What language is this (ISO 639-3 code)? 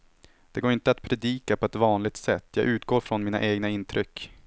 swe